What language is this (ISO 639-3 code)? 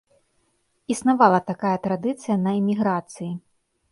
bel